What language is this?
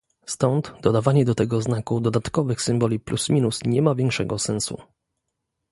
Polish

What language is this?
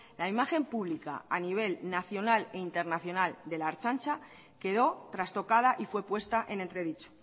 Spanish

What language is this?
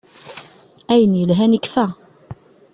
Kabyle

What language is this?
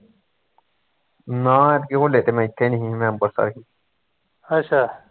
Punjabi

